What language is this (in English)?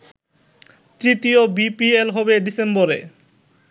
Bangla